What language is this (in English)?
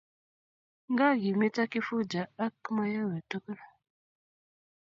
Kalenjin